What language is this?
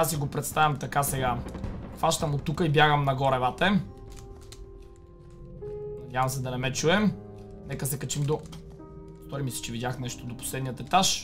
Bulgarian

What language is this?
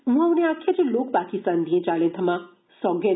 Dogri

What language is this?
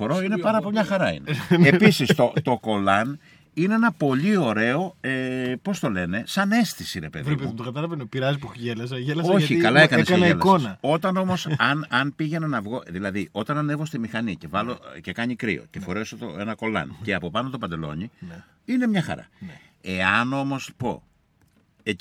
Greek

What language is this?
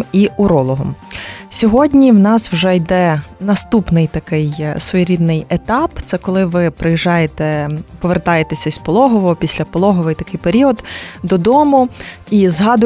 Ukrainian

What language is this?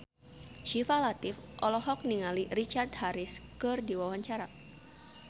Sundanese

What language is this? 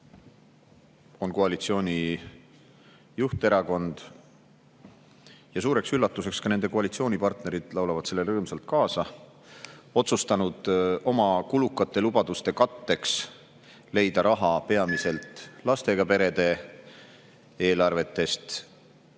Estonian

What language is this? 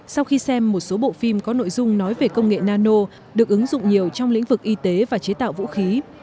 Vietnamese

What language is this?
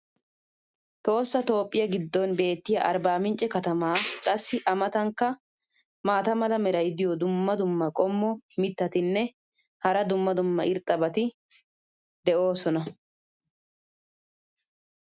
Wolaytta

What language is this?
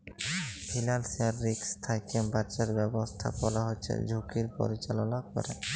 Bangla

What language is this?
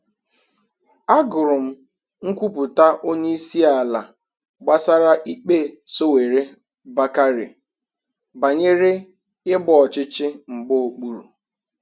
Igbo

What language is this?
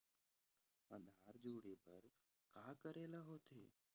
Chhattisgarhi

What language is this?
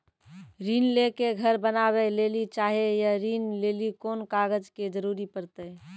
Maithili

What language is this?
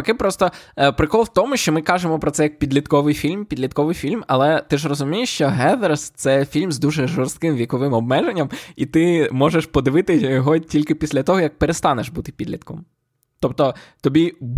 Ukrainian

